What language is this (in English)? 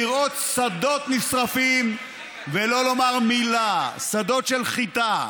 Hebrew